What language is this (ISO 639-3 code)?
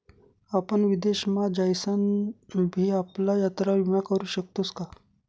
mar